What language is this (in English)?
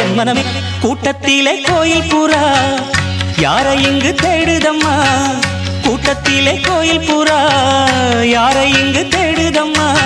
Tamil